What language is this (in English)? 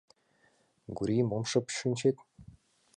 Mari